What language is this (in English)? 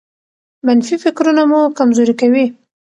Pashto